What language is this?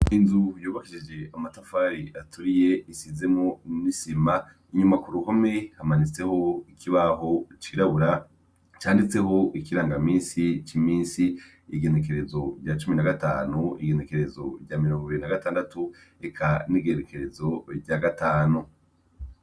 Rundi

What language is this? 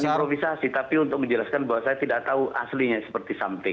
Indonesian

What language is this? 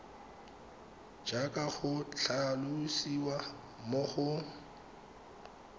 Tswana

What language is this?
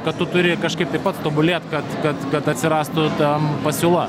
Lithuanian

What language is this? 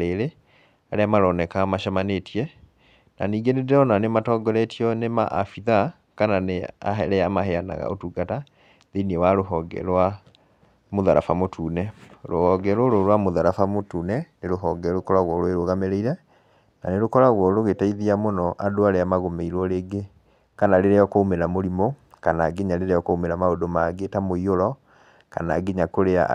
Kikuyu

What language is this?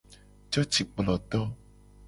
Gen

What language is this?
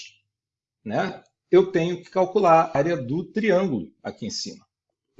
Portuguese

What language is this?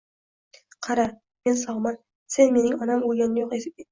Uzbek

